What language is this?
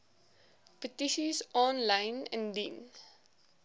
Afrikaans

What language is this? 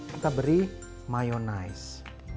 Indonesian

